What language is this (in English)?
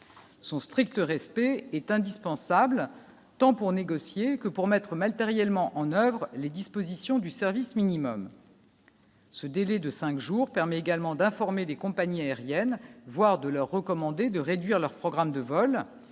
French